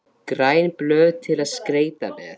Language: Icelandic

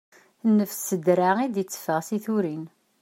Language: Kabyle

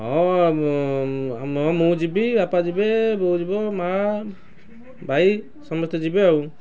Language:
Odia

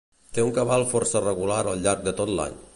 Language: Catalan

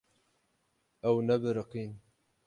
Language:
Kurdish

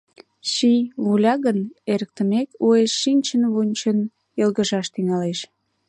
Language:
Mari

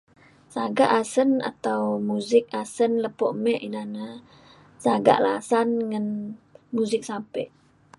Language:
Mainstream Kenyah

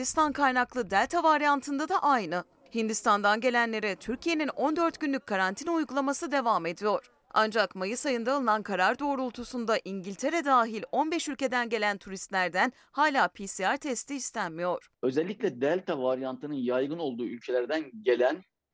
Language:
Turkish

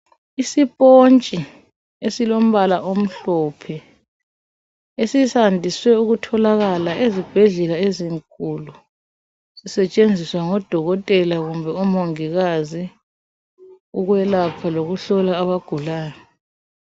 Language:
North Ndebele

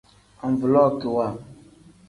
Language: Tem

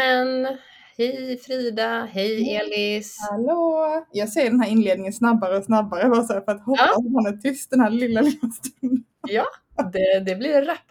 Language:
Swedish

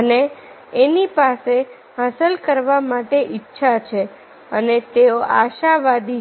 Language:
Gujarati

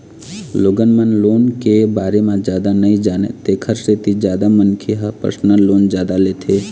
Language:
Chhattisgarhi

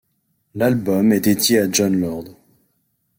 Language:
French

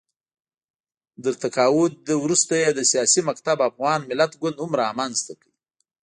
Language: Pashto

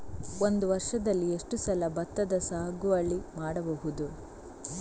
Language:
Kannada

